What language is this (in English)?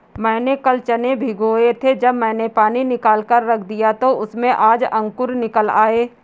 Hindi